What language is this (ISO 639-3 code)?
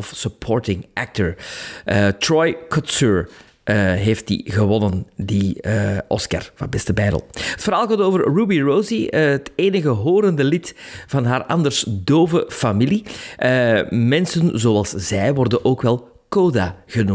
nld